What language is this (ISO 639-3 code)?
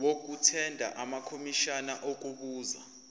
zul